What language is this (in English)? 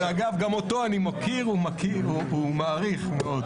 Hebrew